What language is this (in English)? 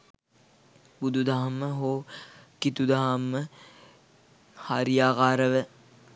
Sinhala